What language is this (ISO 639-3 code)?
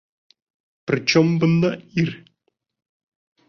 bak